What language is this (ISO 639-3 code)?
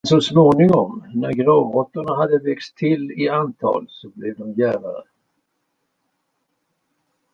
swe